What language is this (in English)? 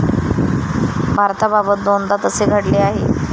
Marathi